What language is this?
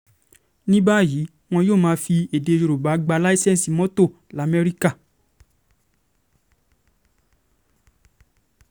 Yoruba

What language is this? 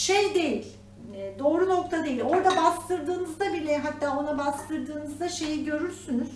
Turkish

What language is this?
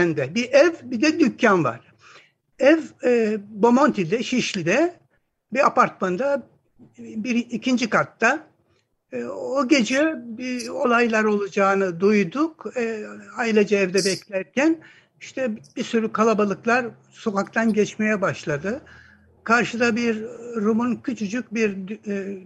Turkish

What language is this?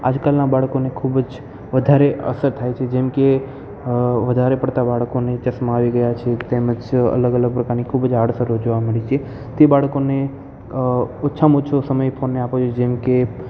Gujarati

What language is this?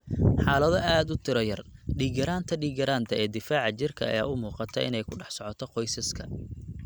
Somali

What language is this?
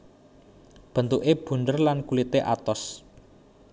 Javanese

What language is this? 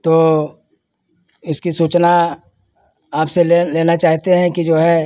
Hindi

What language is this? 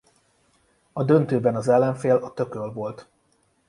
Hungarian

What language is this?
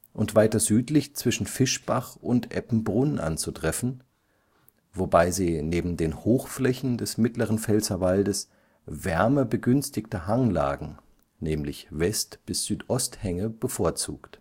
German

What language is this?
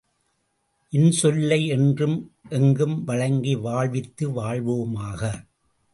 Tamil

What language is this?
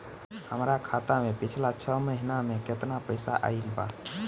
Bhojpuri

